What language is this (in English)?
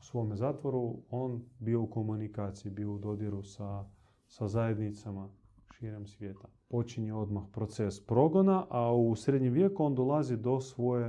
Croatian